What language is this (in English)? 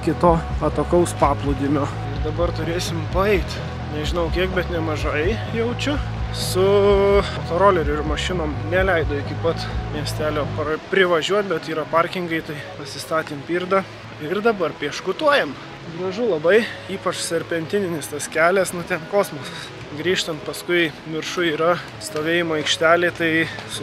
Lithuanian